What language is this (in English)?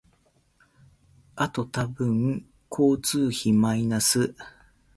Japanese